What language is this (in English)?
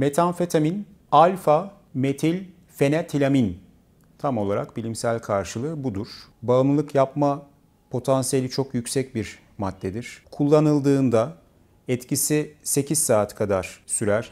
Turkish